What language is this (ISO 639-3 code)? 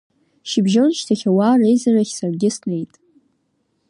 abk